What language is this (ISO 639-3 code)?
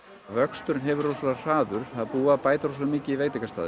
isl